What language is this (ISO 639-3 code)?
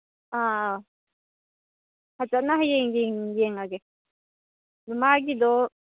mni